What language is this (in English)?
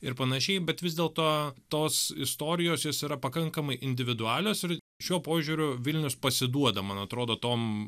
Lithuanian